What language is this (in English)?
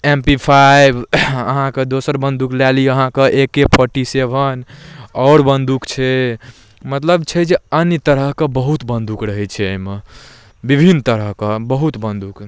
Maithili